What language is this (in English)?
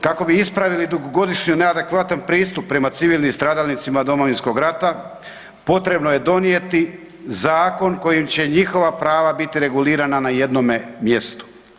Croatian